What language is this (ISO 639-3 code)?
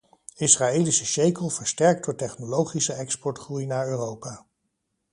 nld